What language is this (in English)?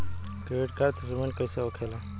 Bhojpuri